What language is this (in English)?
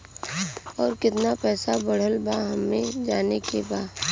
Bhojpuri